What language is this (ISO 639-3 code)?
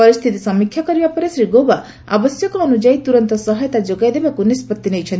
ori